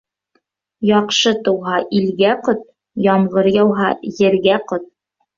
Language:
Bashkir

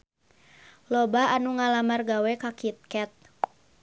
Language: Sundanese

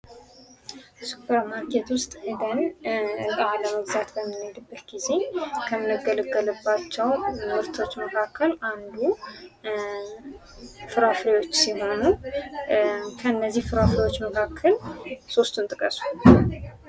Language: Amharic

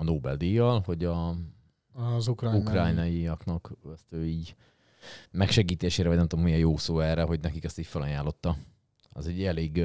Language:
Hungarian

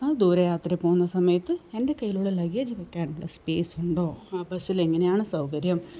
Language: Malayalam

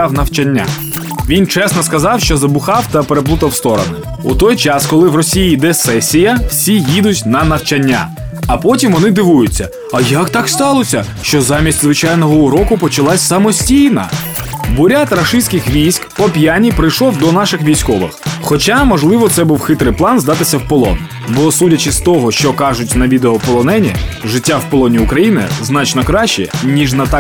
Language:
Ukrainian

